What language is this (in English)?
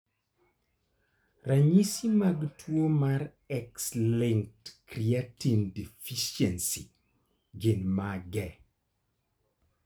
Luo (Kenya and Tanzania)